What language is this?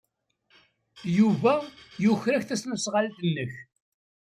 Kabyle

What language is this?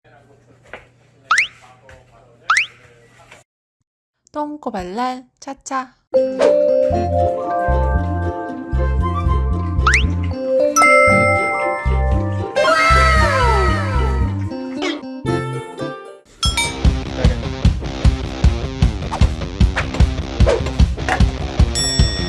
Korean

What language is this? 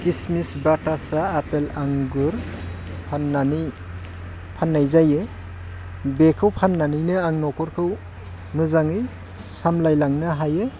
Bodo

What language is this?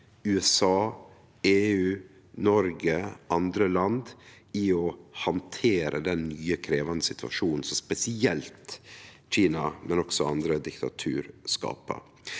Norwegian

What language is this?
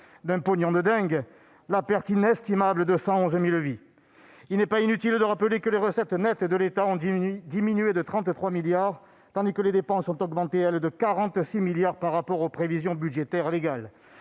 French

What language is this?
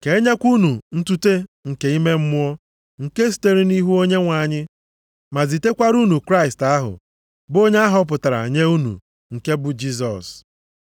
Igbo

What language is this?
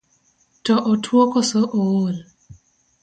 Luo (Kenya and Tanzania)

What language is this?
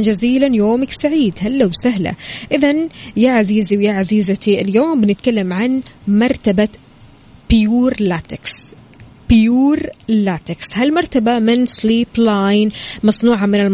Arabic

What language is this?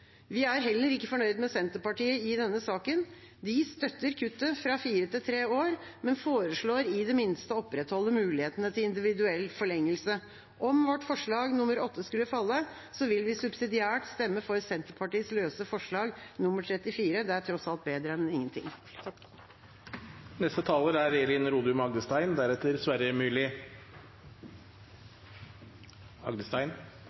Norwegian Bokmål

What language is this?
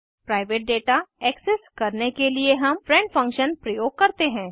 Hindi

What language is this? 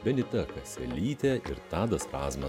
Lithuanian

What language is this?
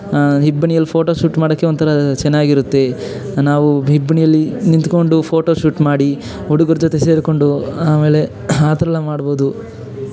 Kannada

